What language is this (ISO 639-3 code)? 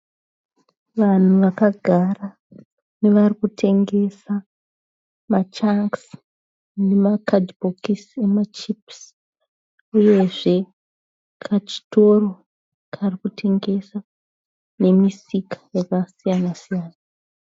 sna